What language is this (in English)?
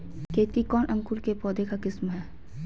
Magahi